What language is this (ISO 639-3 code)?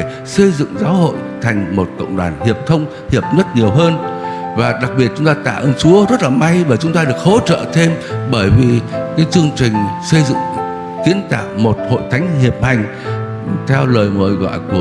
vie